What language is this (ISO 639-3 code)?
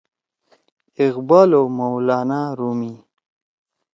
trw